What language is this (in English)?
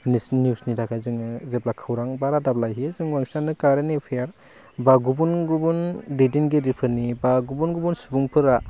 Bodo